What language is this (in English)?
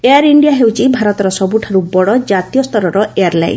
Odia